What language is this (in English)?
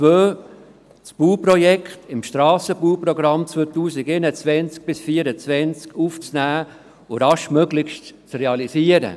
Swiss German